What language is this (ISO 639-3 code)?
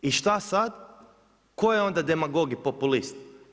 hrv